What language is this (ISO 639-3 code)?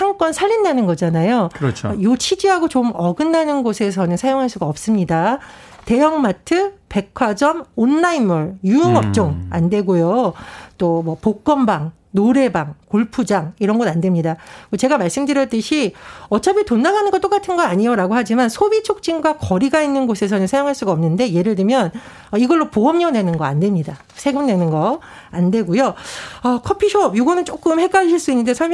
kor